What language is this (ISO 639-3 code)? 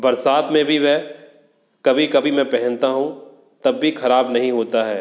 hin